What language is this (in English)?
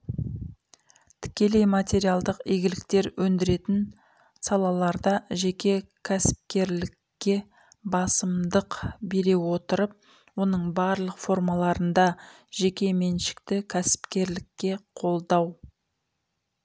Kazakh